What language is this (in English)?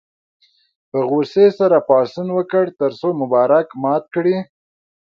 Pashto